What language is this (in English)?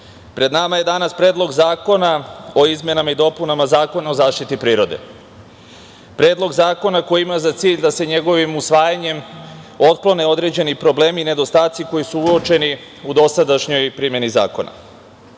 Serbian